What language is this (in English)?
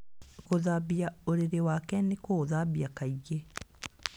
Kikuyu